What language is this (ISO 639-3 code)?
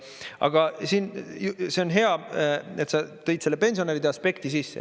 est